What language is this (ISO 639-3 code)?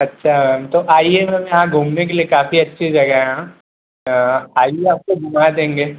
hin